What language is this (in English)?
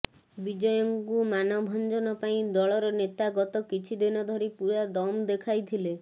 Odia